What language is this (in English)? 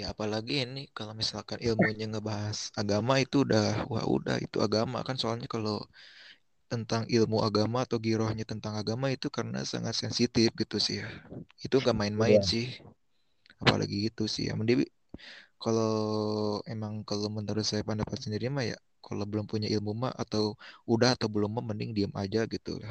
Indonesian